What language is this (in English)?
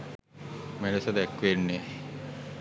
Sinhala